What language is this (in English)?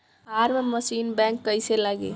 Bhojpuri